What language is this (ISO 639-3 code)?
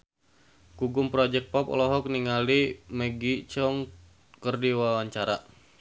sun